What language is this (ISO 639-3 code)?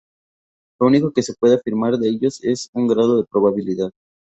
spa